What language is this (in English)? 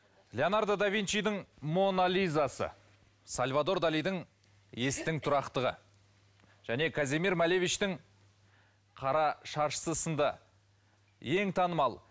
Kazakh